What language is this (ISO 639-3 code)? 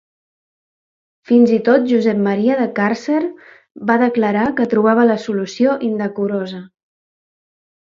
cat